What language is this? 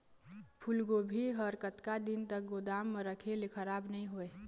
Chhattisgarhi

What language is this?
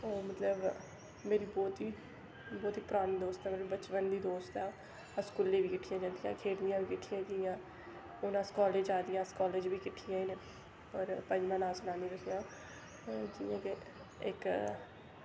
Dogri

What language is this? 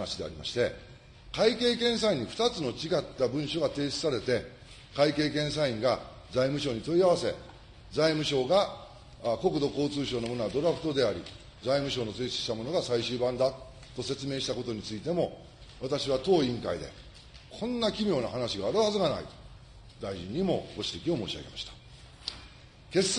Japanese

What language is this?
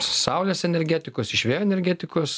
Lithuanian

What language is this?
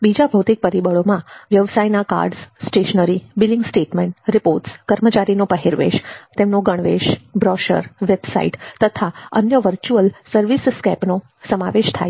Gujarati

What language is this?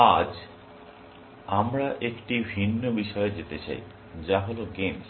Bangla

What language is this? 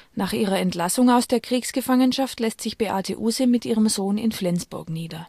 German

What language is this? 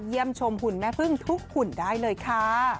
Thai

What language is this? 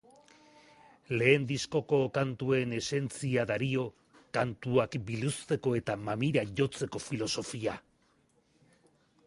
Basque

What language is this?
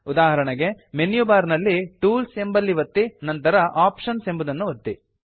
Kannada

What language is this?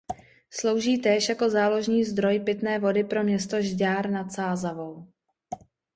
Czech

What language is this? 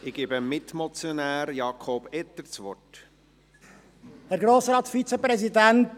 Swiss German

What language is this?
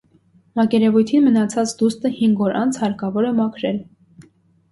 Armenian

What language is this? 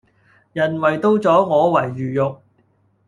Cantonese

